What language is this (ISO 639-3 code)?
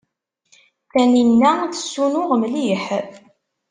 kab